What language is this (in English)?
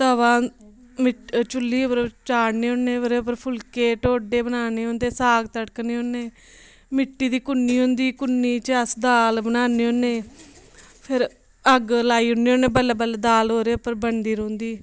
Dogri